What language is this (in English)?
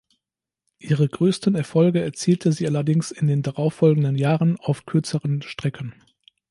German